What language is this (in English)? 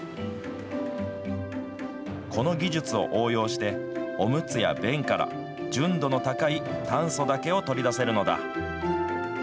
Japanese